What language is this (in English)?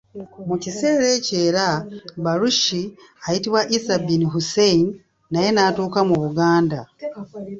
Ganda